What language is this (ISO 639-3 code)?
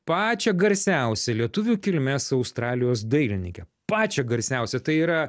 lit